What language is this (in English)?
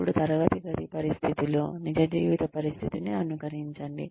Telugu